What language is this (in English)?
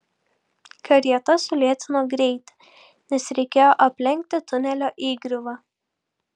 Lithuanian